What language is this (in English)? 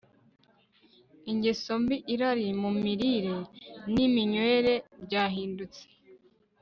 Kinyarwanda